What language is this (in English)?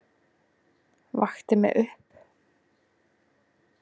Icelandic